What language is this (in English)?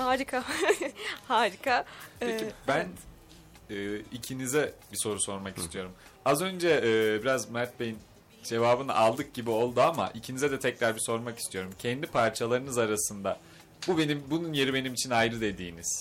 Turkish